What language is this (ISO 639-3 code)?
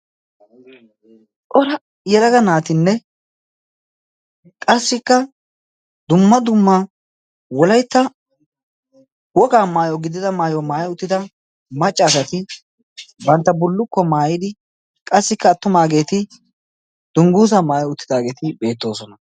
wal